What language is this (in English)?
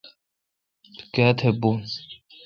Kalkoti